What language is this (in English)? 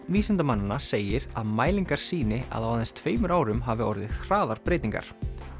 Icelandic